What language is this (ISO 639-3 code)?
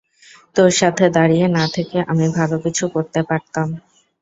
ben